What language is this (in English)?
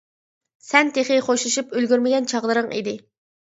Uyghur